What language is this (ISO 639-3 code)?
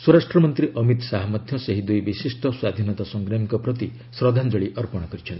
ori